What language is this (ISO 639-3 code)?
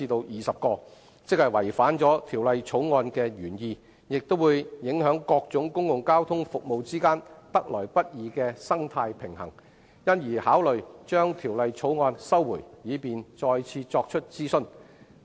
yue